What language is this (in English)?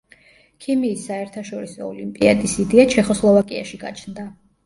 Georgian